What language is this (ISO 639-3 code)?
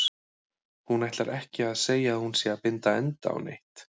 isl